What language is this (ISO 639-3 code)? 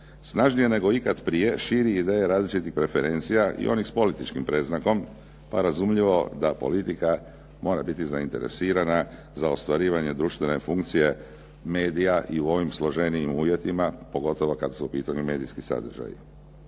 hrv